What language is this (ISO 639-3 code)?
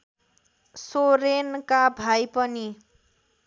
nep